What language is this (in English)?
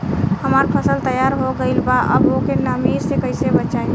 Bhojpuri